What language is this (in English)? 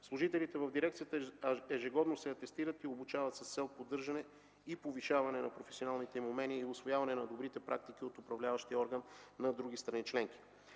Bulgarian